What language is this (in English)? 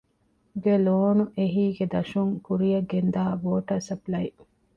Divehi